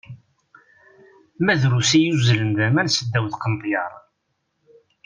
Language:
Kabyle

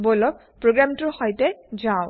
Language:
Assamese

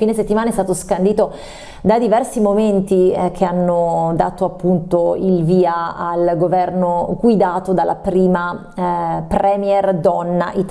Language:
Italian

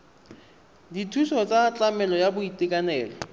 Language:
Tswana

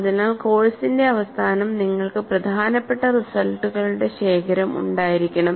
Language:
Malayalam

